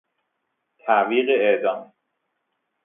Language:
Persian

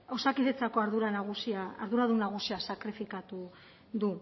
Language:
Basque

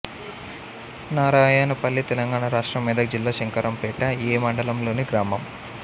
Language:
Telugu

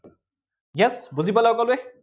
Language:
Assamese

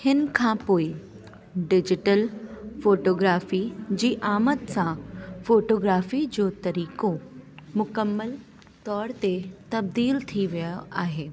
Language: Sindhi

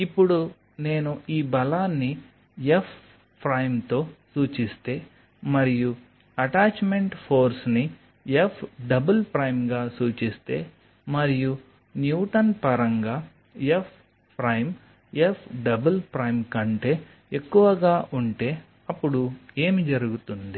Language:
Telugu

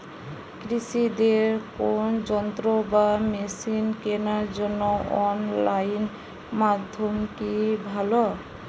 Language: Bangla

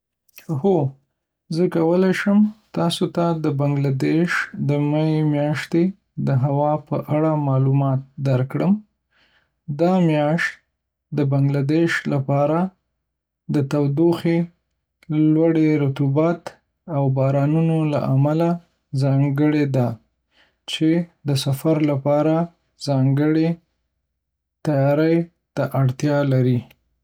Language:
Pashto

